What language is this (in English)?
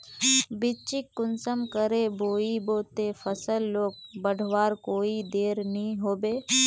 Magahi